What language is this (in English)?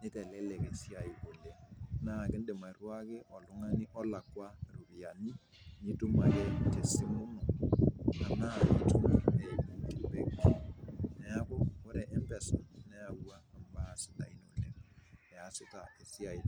Masai